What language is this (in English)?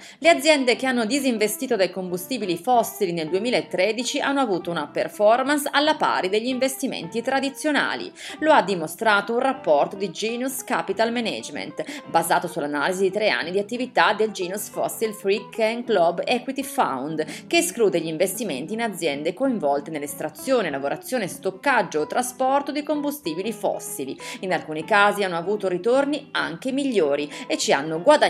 Italian